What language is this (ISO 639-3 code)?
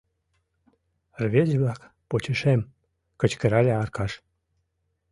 chm